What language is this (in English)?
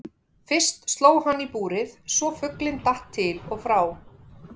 Icelandic